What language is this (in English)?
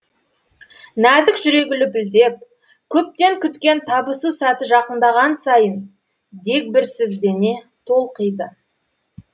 Kazakh